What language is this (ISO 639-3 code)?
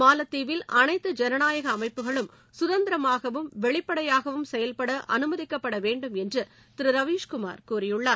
tam